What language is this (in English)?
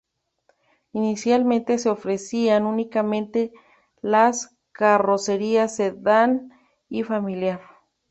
Spanish